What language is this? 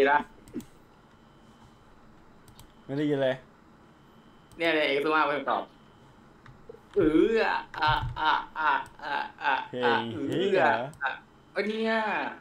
Thai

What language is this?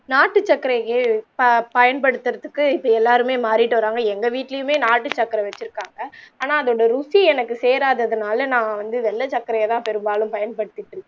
Tamil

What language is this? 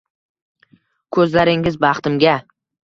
Uzbek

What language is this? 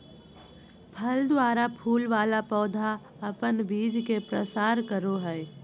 Magahi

